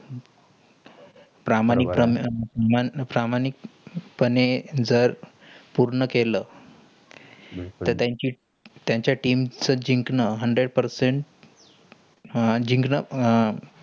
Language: Marathi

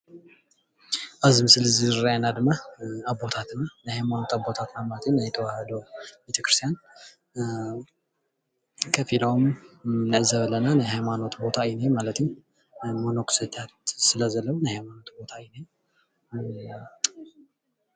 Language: Tigrinya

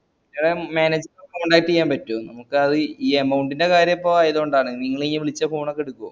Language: Malayalam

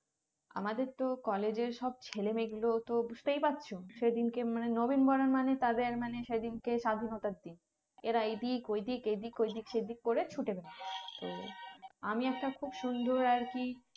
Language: Bangla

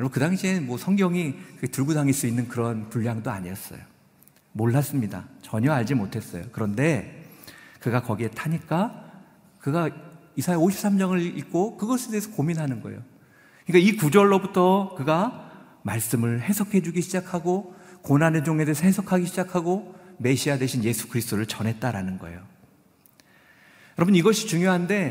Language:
Korean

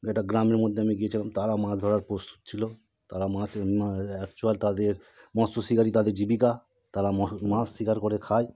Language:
Bangla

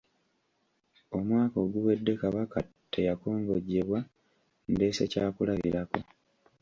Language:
Ganda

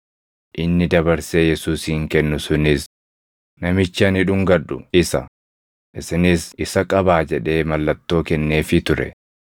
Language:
Oromo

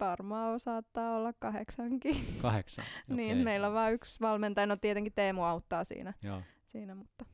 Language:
Finnish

